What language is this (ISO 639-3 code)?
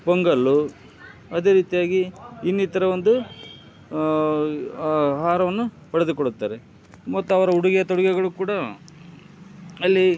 kan